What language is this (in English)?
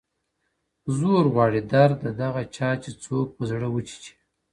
Pashto